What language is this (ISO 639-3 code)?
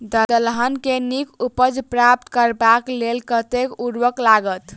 mai